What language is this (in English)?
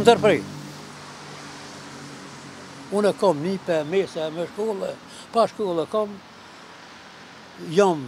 Romanian